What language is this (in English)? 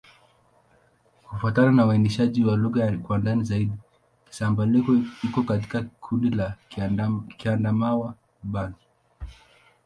Swahili